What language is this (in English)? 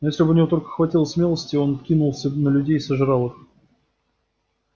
Russian